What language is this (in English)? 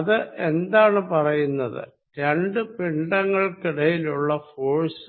Malayalam